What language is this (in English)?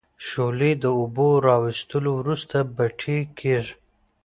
Pashto